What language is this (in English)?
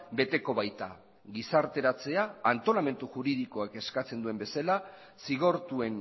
Basque